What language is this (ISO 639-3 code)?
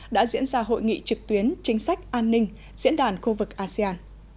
vie